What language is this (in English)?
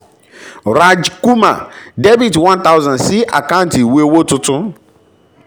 Yoruba